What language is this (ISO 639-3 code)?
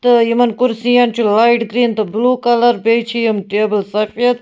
kas